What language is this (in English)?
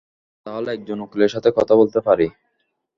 Bangla